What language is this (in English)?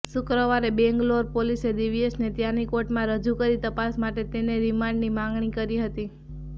Gujarati